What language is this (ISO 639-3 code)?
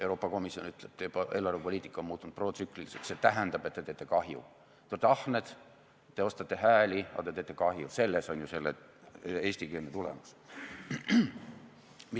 est